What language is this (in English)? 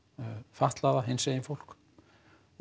Icelandic